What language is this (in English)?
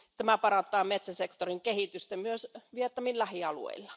Finnish